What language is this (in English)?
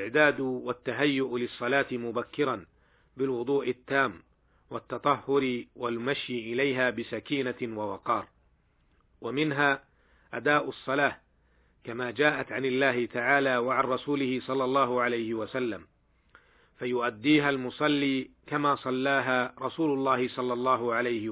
Arabic